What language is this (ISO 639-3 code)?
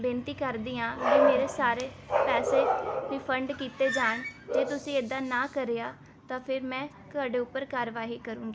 pan